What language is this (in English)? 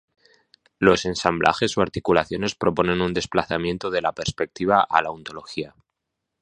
Spanish